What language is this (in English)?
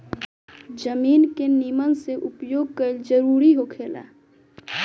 Bhojpuri